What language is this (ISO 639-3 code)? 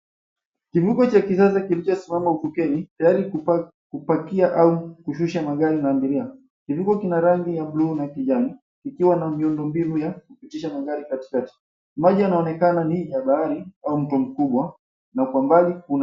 swa